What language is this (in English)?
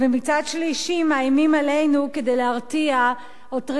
Hebrew